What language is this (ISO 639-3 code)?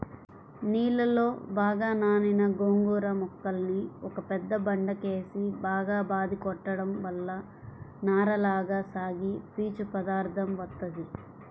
tel